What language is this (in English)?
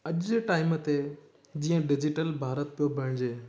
Sindhi